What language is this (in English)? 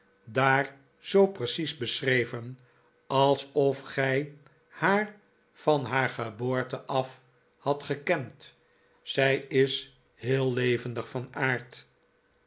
Dutch